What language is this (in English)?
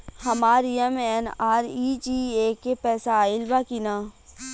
Bhojpuri